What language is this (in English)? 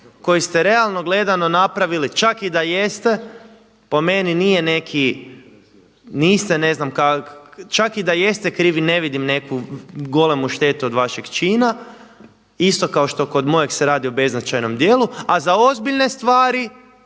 Croatian